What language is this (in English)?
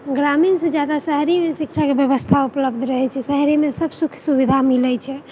Maithili